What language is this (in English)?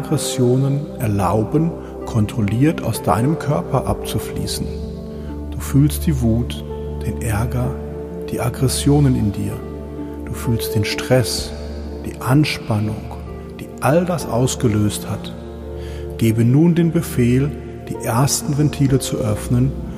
German